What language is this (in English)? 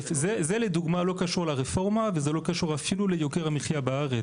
Hebrew